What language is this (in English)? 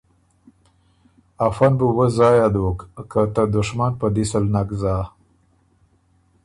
Ormuri